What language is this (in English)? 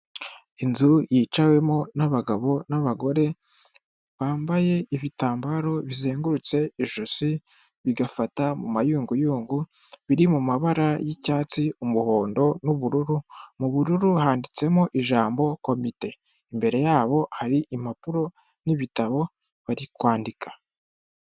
Kinyarwanda